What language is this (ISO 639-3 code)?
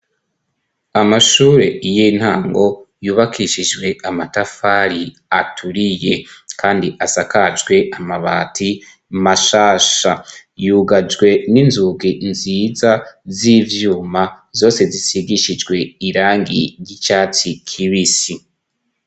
run